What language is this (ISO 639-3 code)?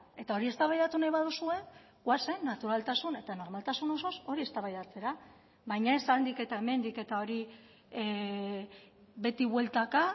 eus